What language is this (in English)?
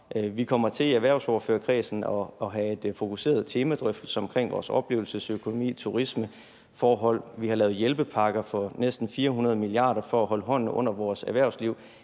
Danish